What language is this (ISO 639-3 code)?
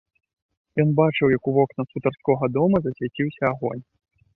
bel